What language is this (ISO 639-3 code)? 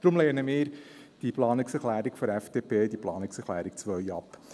gsw